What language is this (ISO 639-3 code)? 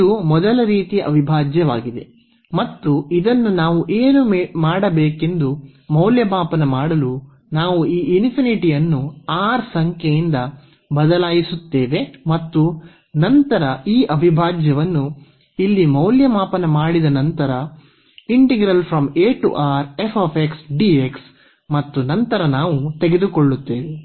kan